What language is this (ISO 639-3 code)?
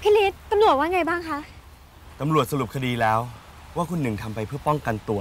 tha